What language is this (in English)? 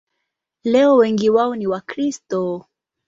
Swahili